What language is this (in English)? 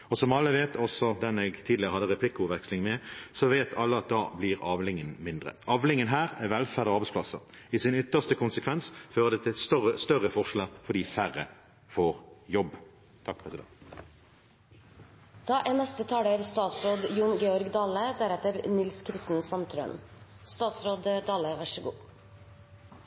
Norwegian